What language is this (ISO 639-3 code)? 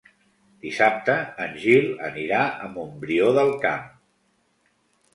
cat